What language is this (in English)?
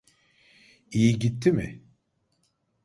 Turkish